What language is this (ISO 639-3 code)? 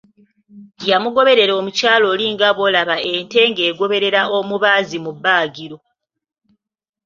lug